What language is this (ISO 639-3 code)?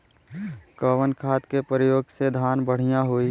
bho